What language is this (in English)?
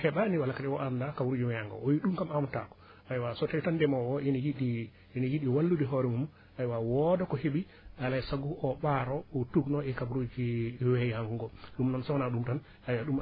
Wolof